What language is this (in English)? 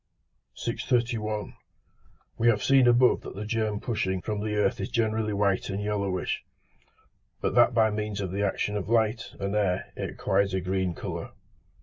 English